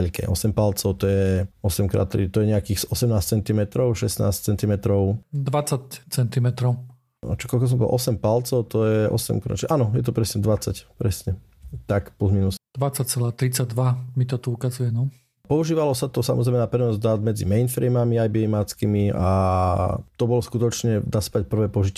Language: Slovak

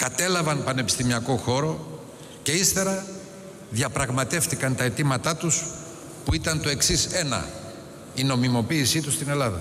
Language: Greek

